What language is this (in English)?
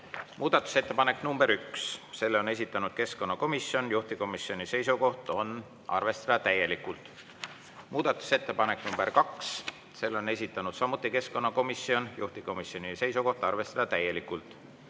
Estonian